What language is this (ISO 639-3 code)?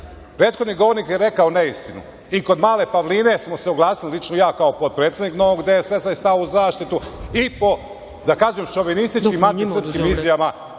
srp